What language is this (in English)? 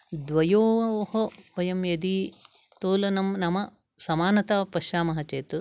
Sanskrit